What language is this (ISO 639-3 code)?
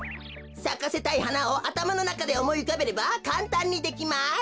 jpn